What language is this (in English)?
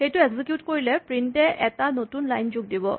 Assamese